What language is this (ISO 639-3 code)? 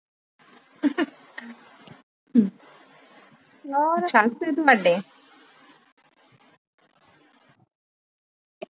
pan